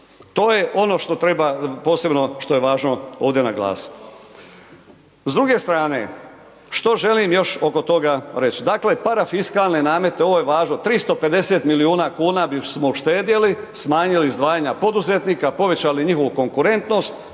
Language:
Croatian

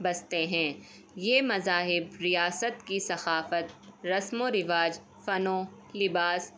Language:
Urdu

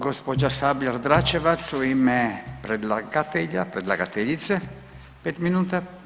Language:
Croatian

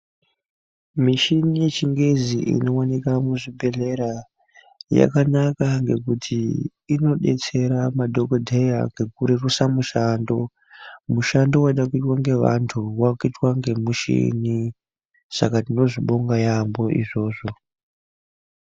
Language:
Ndau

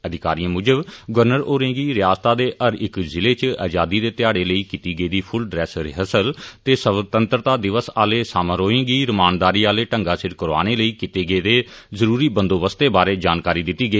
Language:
Dogri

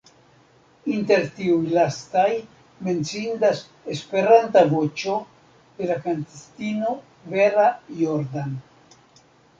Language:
Esperanto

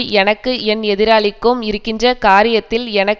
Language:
Tamil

